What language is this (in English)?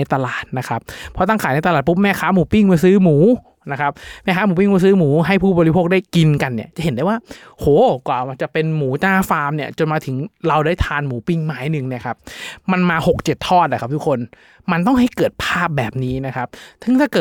Thai